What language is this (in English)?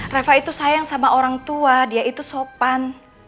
Indonesian